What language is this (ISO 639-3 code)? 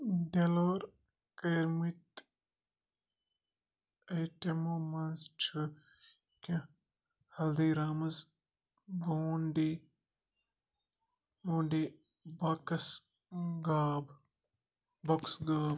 kas